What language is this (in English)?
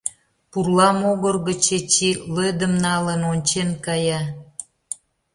Mari